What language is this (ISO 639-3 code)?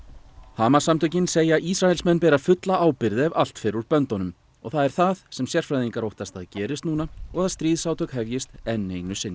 isl